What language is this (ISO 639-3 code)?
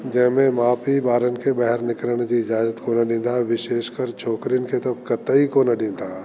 snd